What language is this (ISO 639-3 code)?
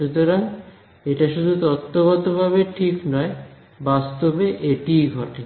ben